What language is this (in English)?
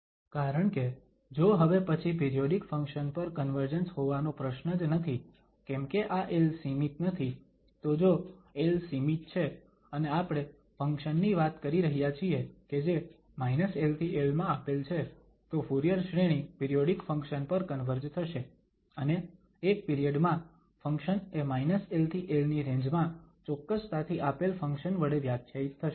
Gujarati